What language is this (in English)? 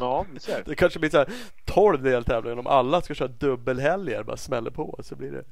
Swedish